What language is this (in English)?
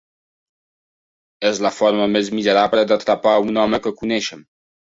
Catalan